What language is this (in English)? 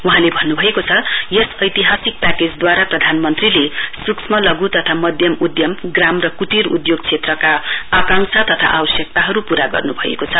Nepali